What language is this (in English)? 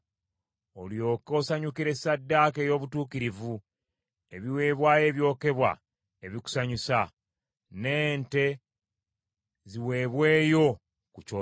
Ganda